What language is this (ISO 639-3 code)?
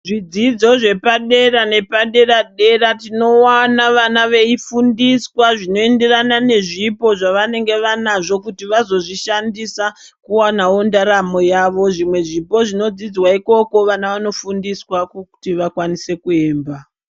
ndc